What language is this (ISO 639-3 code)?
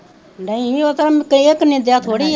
pan